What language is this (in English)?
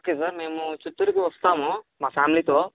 Telugu